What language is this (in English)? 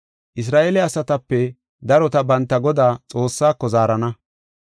Gofa